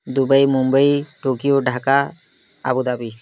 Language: Odia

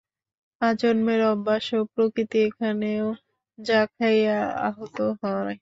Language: Bangla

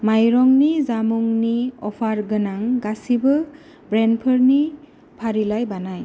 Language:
Bodo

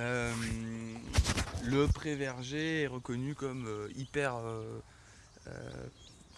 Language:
French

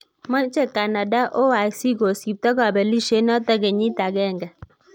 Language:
Kalenjin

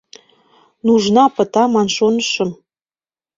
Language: Mari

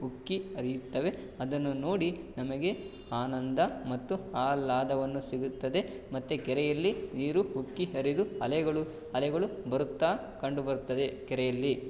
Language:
Kannada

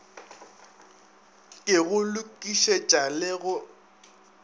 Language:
Northern Sotho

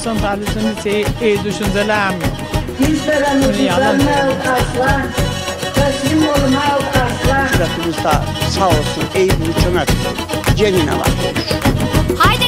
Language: Turkish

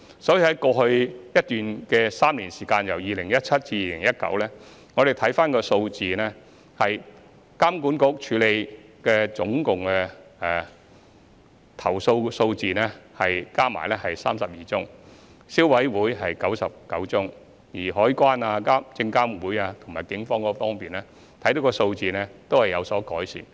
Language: Cantonese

